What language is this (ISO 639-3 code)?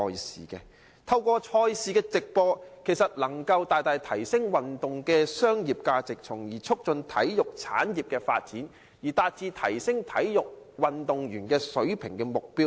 yue